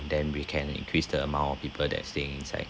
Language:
English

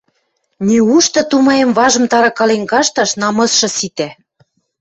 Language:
Western Mari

